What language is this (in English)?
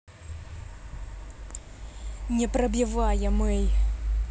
Russian